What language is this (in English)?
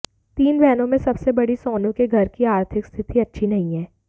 Hindi